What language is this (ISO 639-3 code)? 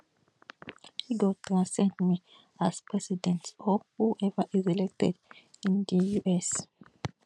pcm